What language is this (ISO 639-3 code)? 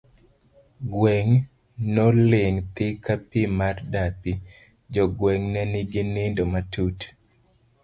luo